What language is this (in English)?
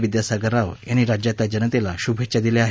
Marathi